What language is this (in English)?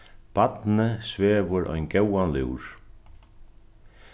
Faroese